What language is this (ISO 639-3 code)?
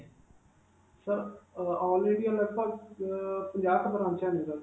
pan